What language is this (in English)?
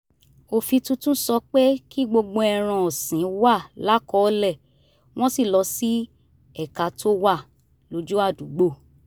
Yoruba